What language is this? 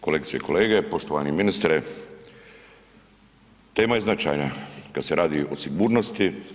Croatian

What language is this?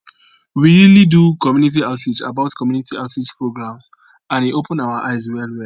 Nigerian Pidgin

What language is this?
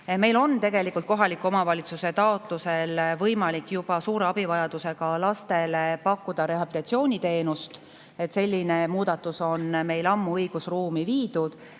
Estonian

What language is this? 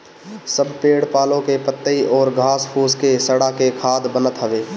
Bhojpuri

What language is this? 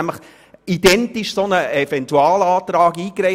Swiss German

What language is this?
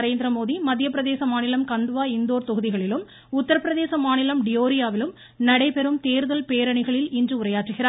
Tamil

